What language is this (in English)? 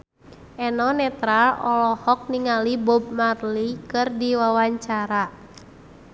Sundanese